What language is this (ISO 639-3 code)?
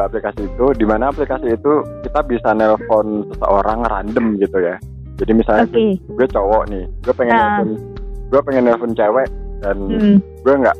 ind